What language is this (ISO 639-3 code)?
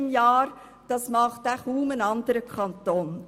gsw